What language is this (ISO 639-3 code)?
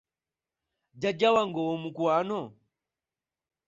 lug